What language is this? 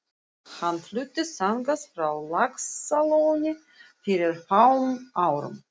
Icelandic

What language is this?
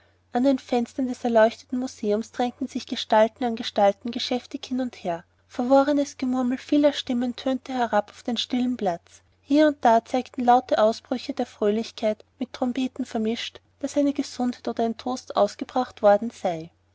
German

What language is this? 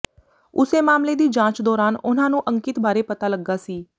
Punjabi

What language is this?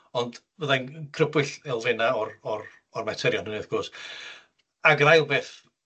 Welsh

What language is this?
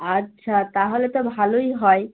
Bangla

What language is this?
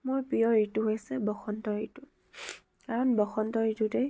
Assamese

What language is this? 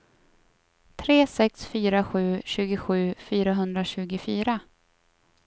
Swedish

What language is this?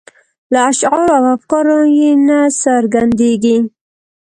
Pashto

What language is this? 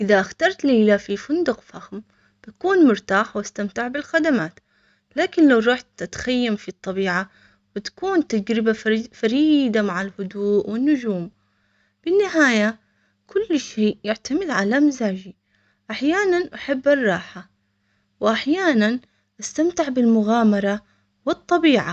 Omani Arabic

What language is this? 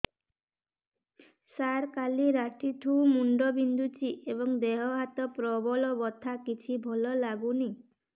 Odia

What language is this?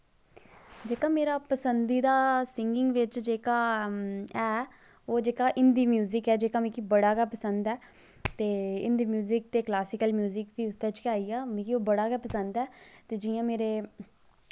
Dogri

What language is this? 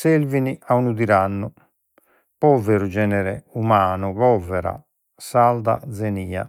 Sardinian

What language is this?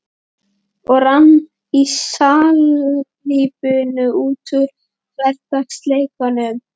Icelandic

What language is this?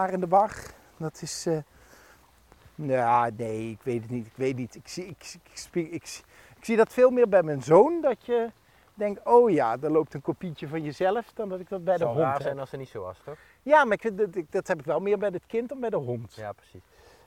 Dutch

